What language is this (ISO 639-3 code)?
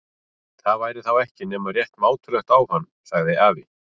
isl